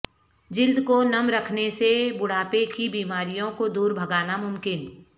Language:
Urdu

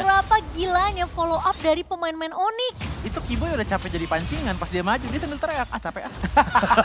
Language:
Indonesian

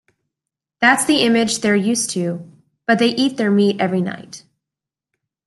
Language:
English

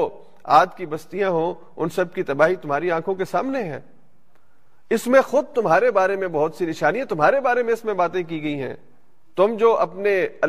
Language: Urdu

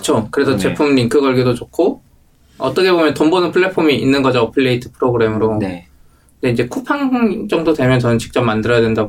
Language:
Korean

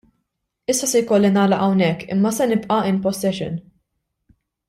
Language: Maltese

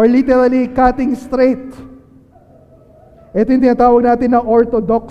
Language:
Filipino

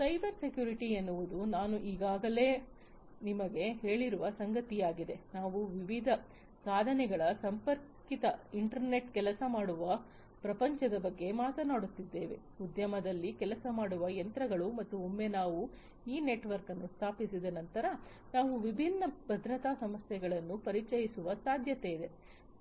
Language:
Kannada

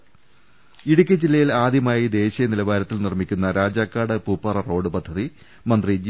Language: Malayalam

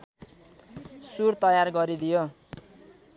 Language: Nepali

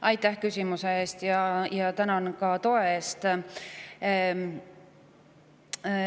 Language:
Estonian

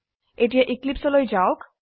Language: Assamese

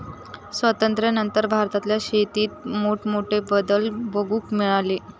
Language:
Marathi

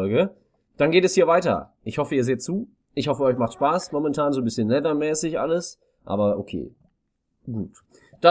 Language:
German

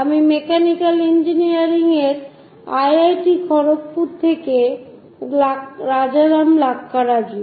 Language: Bangla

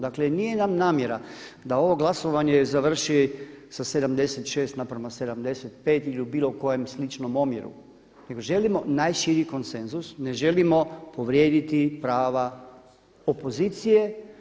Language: Croatian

